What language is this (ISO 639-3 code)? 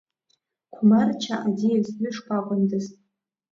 abk